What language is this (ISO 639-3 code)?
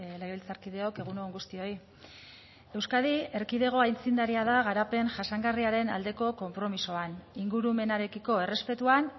eus